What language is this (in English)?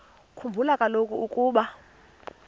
Xhosa